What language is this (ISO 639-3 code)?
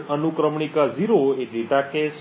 guj